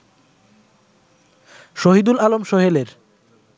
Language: Bangla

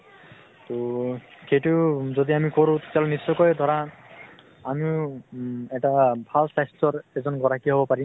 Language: Assamese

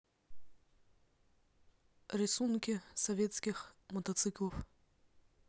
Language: Russian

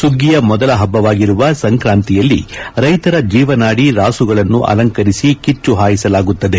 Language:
Kannada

